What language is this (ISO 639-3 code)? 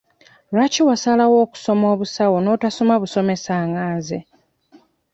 lug